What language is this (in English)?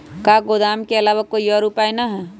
Magahi